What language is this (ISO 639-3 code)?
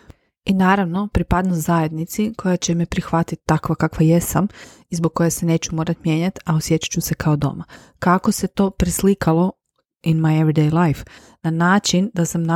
hrv